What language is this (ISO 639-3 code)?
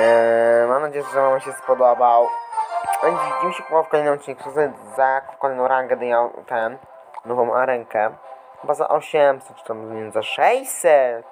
pol